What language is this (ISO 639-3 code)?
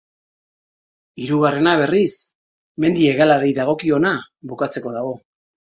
eus